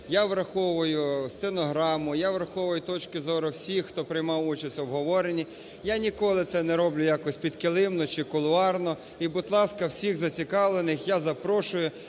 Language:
Ukrainian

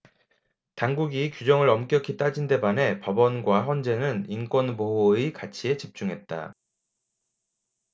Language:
Korean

